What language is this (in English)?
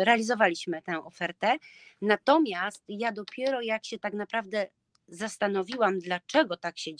Polish